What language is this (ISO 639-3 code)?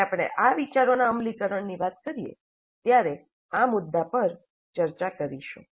guj